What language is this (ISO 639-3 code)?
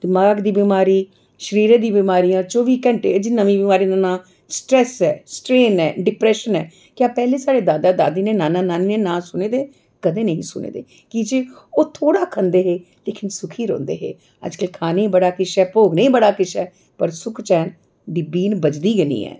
doi